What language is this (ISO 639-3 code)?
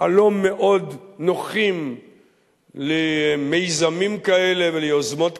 heb